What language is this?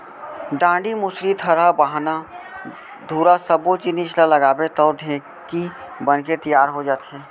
Chhattisgarhi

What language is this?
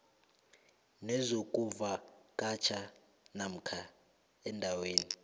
South Ndebele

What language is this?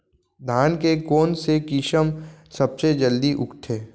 Chhattisgarhi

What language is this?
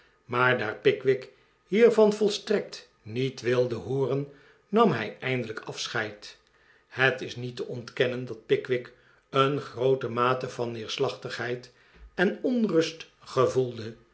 Dutch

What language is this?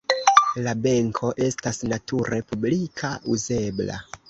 Esperanto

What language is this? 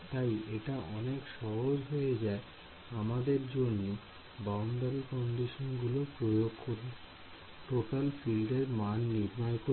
Bangla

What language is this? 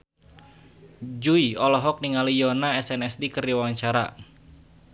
Sundanese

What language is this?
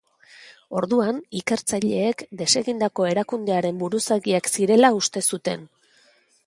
Basque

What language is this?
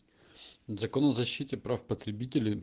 Russian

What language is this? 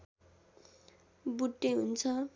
Nepali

